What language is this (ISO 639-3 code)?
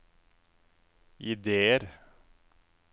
nor